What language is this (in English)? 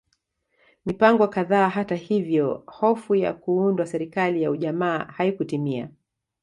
Swahili